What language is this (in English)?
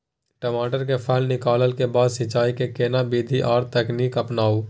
Maithili